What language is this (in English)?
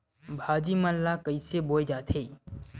Chhattisgarhi